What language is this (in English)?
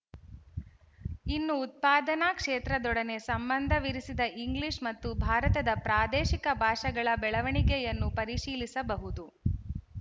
Kannada